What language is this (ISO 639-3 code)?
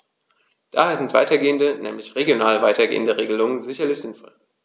deu